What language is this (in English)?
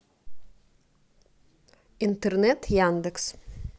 Russian